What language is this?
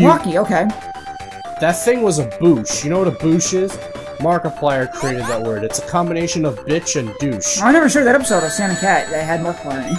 English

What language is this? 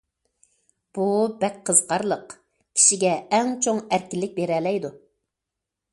Uyghur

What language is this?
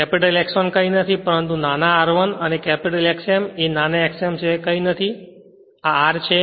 Gujarati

